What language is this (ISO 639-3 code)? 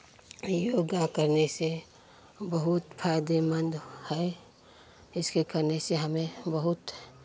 hin